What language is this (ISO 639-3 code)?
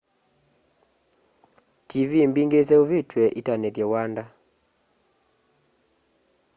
kam